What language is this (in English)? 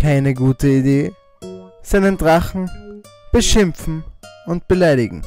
German